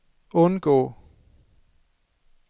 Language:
Danish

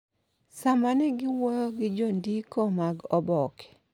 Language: Luo (Kenya and Tanzania)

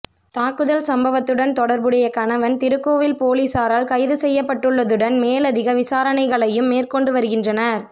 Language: Tamil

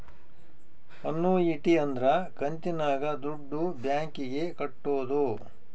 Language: Kannada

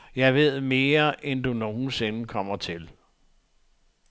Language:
Danish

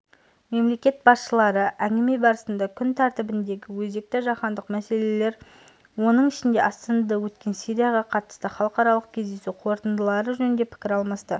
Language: Kazakh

